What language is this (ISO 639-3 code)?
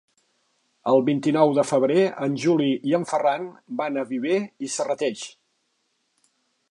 cat